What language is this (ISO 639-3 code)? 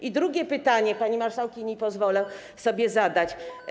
pol